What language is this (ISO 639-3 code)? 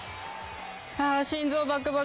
jpn